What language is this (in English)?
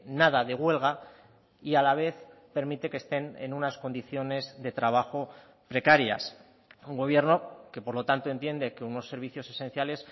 Spanish